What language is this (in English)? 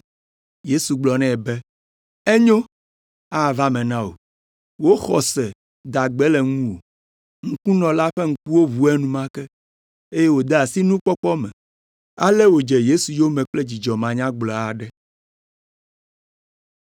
Ewe